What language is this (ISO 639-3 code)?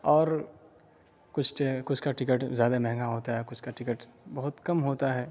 urd